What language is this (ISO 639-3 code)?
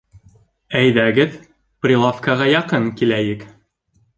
bak